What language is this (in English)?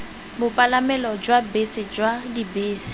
Tswana